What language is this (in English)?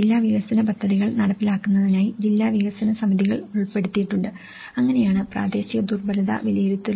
Malayalam